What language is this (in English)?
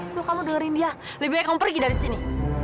Indonesian